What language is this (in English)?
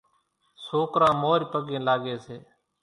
Kachi Koli